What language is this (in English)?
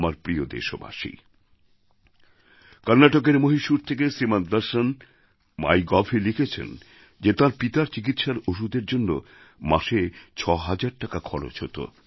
Bangla